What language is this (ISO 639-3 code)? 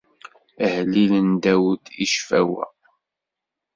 kab